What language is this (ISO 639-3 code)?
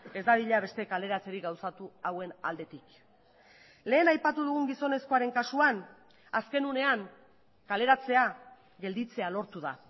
eus